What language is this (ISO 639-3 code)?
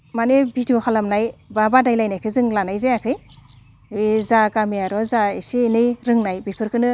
brx